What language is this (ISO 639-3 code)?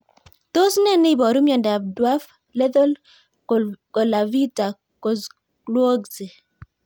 kln